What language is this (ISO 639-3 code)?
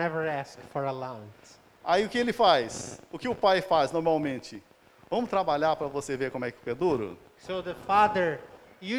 por